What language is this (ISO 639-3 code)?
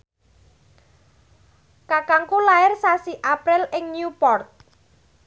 jav